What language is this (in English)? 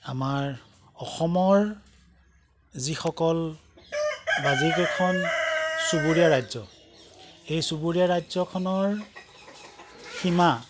Assamese